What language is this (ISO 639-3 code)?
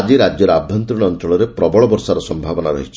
ori